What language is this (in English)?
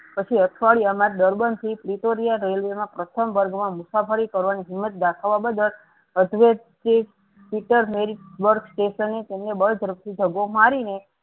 Gujarati